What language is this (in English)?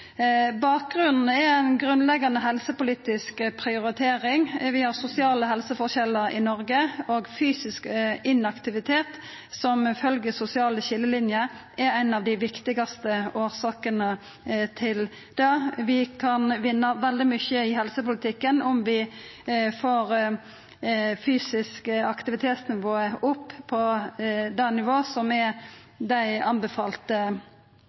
Norwegian Nynorsk